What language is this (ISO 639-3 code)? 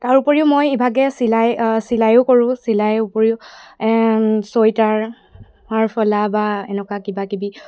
asm